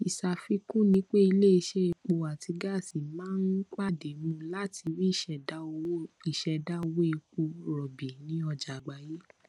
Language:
Yoruba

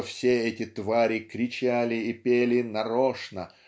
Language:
Russian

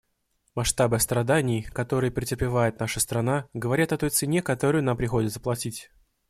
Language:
Russian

